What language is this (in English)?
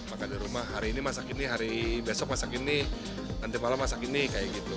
Indonesian